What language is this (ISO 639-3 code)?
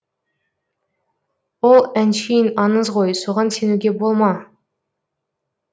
kaz